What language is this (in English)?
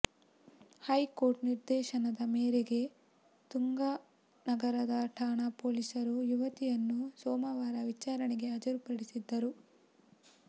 Kannada